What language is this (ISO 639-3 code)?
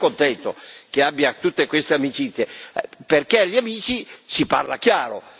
ita